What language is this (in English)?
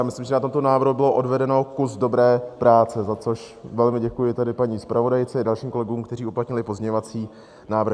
Czech